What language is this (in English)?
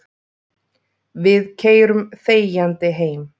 Icelandic